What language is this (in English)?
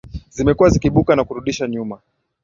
Swahili